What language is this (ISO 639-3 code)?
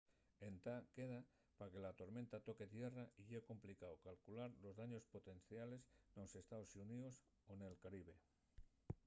ast